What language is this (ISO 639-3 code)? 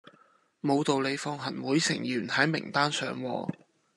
yue